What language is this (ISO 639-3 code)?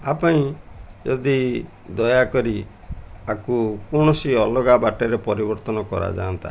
ori